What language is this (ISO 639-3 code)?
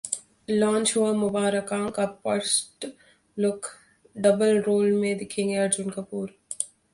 hin